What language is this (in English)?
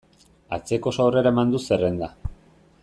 Basque